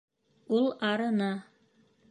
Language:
Bashkir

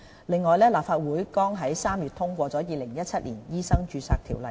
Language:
Cantonese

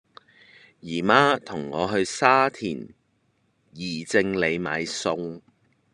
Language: Cantonese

